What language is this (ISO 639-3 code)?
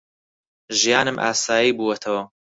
ckb